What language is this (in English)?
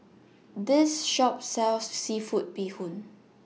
English